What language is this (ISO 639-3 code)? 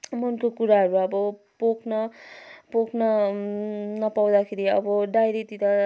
nep